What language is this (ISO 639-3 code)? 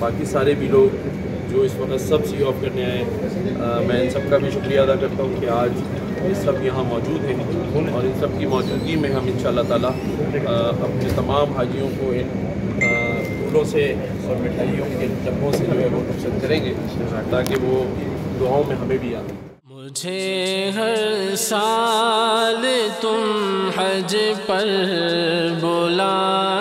ben